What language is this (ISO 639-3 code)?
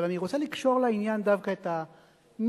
heb